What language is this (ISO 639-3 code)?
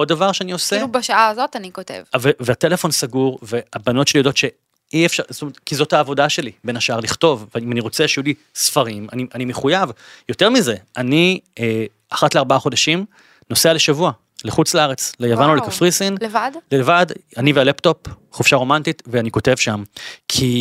heb